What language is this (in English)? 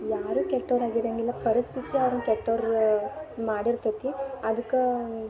Kannada